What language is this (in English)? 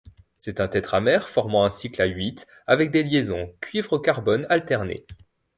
French